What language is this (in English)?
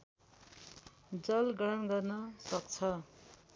Nepali